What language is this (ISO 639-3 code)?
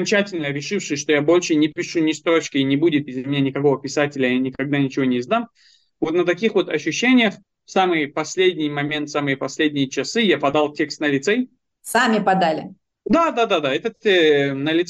rus